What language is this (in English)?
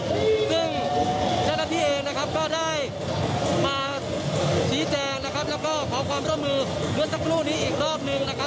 Thai